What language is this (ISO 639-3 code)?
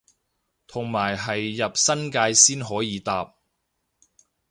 yue